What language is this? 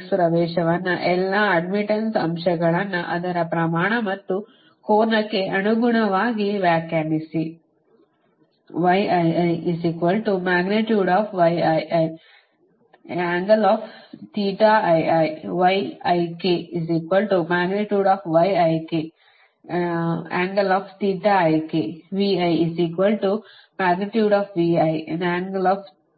Kannada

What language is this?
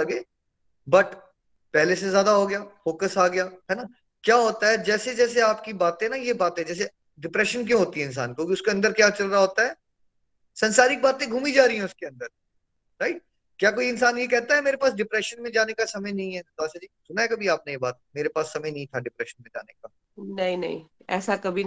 Hindi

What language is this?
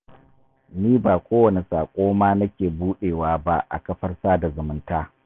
Hausa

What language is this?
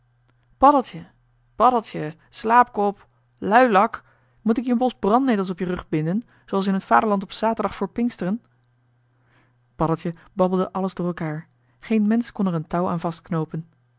Dutch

